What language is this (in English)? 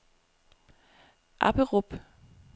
Danish